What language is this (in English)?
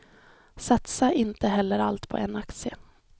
Swedish